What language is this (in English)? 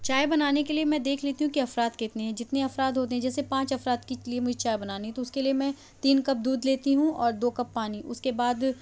Urdu